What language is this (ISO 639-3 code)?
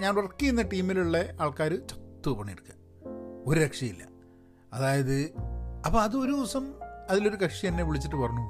mal